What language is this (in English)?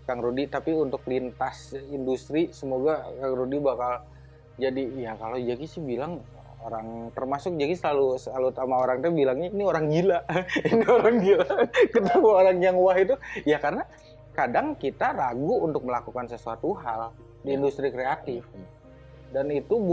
Indonesian